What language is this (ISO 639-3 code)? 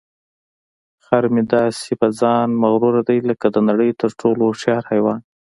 pus